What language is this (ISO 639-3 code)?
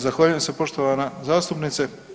hrv